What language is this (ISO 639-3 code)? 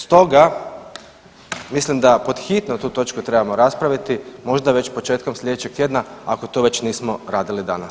hrv